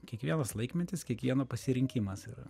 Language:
Lithuanian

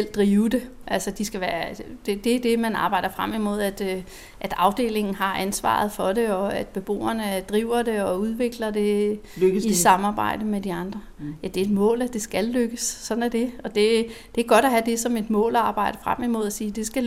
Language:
Danish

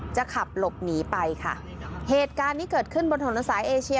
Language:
Thai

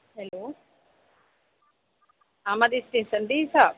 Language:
Urdu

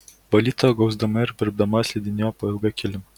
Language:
Lithuanian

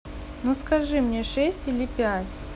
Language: Russian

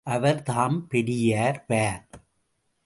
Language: Tamil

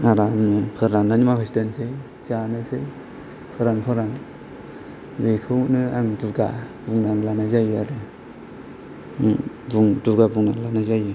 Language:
Bodo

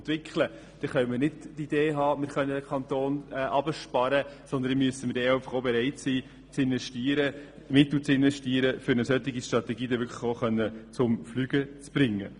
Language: Swiss German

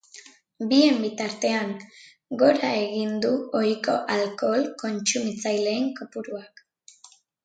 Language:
Basque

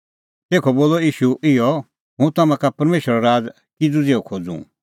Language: Kullu Pahari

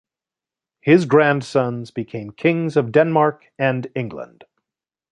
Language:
English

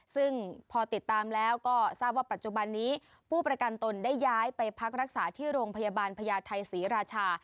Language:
Thai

